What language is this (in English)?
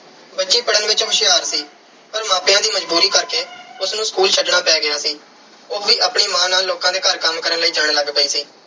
Punjabi